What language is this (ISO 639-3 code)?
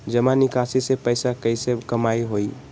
mag